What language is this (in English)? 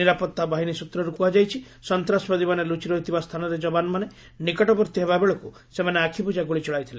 Odia